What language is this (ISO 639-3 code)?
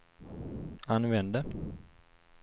swe